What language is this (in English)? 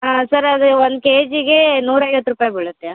Kannada